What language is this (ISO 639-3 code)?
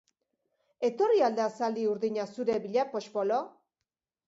eus